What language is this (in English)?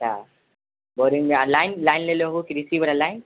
Maithili